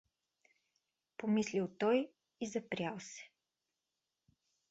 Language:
Bulgarian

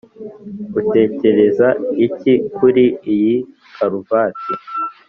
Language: Kinyarwanda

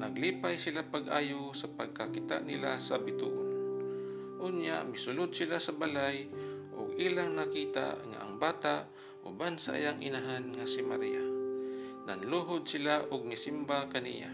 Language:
Filipino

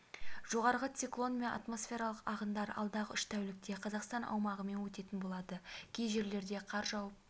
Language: Kazakh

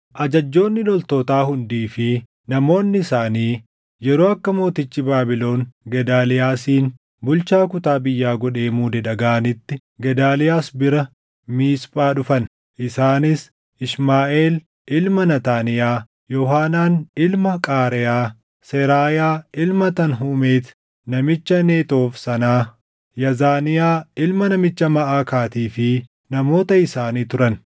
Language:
Oromo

